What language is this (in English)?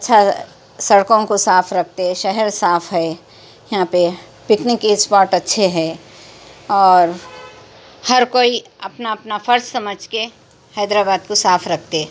Urdu